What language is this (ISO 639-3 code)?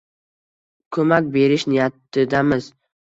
uzb